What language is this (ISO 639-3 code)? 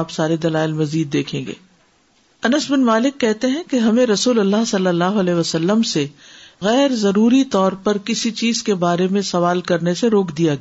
urd